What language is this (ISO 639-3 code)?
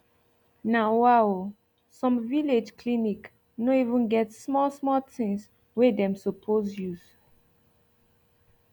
pcm